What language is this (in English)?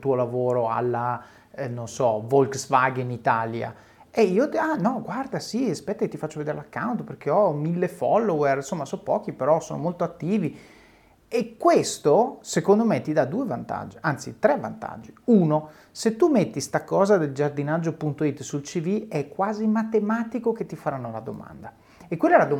Italian